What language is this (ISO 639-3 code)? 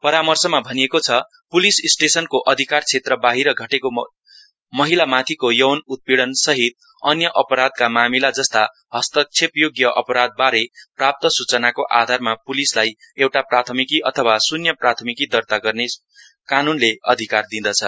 nep